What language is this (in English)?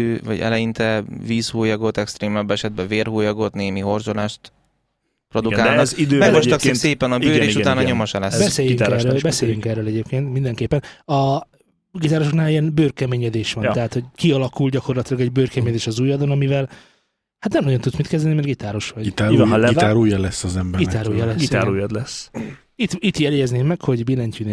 Hungarian